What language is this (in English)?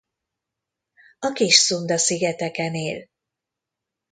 Hungarian